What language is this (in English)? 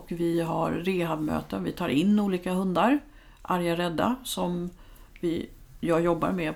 Swedish